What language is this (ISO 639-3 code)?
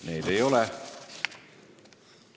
est